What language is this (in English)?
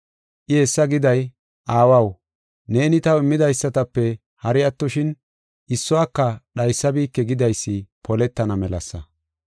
Gofa